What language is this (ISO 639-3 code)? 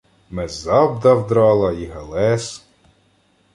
ukr